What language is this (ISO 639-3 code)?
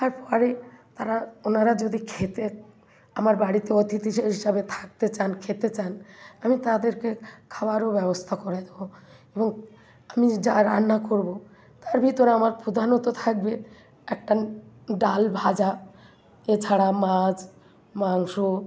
ben